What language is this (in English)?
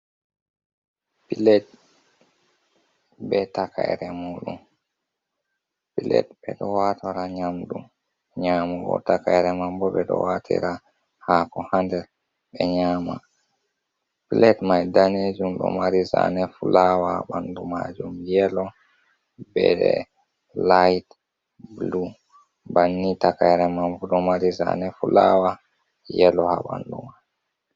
Fula